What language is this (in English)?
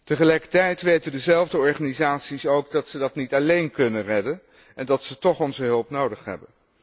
Dutch